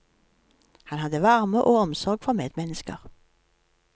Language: Norwegian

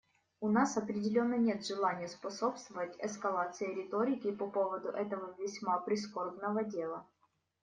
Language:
Russian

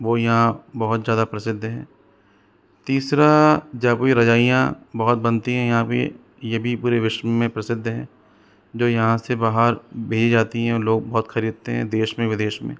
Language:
Hindi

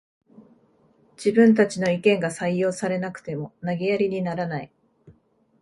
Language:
Japanese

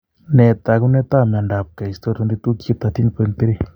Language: Kalenjin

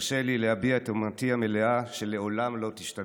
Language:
Hebrew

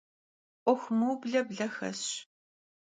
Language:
Kabardian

